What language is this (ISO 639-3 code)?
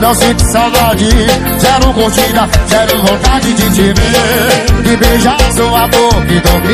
por